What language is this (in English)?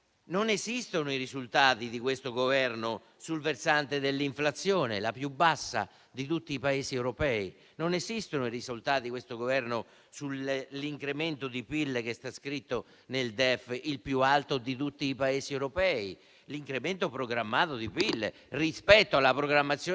Italian